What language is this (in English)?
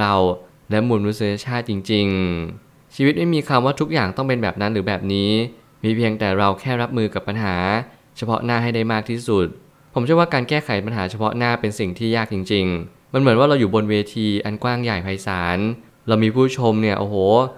Thai